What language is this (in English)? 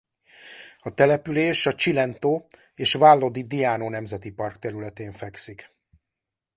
Hungarian